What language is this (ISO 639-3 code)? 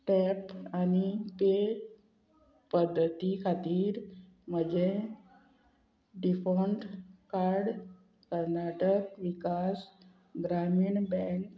kok